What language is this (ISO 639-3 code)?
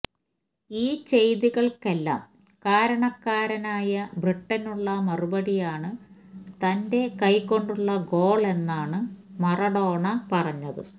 mal